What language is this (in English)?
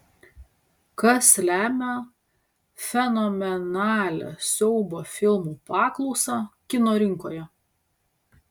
Lithuanian